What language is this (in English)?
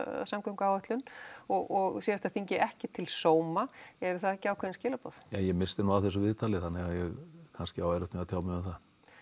Icelandic